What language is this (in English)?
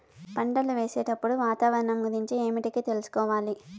Telugu